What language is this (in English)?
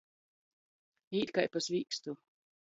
Latgalian